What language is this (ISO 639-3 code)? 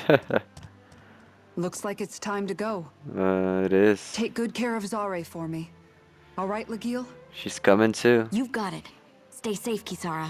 eng